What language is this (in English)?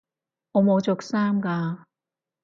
Cantonese